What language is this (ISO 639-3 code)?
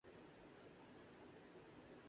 urd